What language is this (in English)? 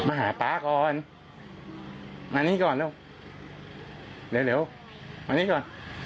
Thai